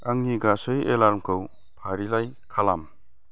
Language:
Bodo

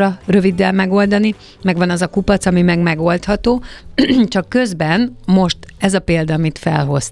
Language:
Hungarian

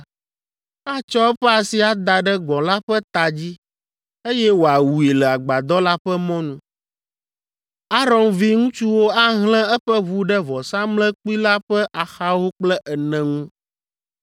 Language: Ewe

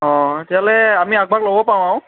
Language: Assamese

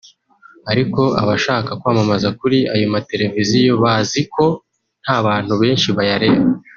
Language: Kinyarwanda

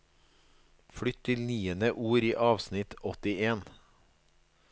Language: Norwegian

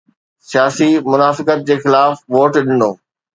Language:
Sindhi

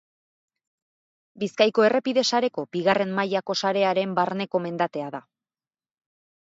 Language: Basque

